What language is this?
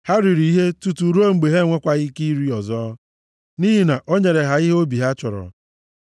Igbo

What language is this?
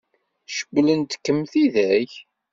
Kabyle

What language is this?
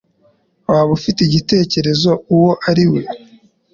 Kinyarwanda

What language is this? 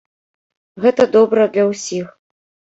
Belarusian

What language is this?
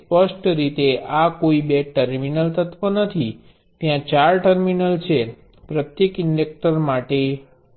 Gujarati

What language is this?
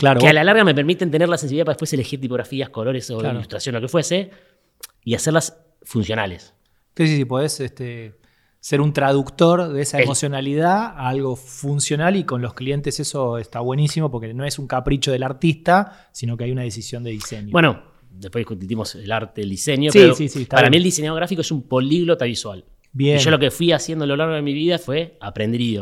Spanish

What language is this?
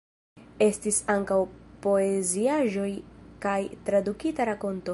Esperanto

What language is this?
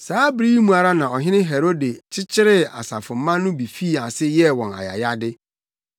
Akan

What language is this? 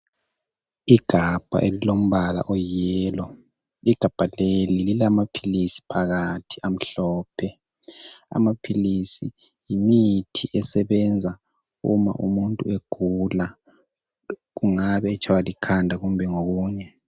North Ndebele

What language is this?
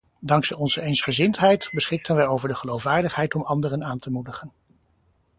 Dutch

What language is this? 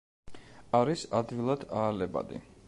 Georgian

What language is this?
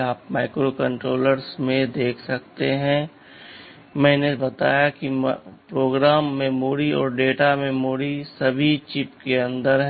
Hindi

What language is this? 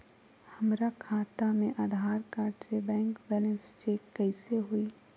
Magahi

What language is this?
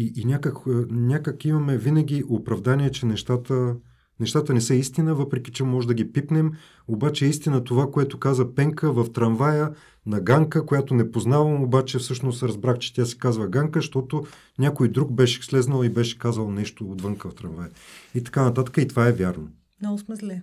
Bulgarian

